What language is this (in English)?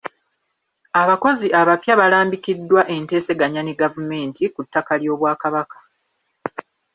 Ganda